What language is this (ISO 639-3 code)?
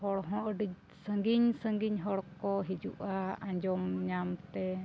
sat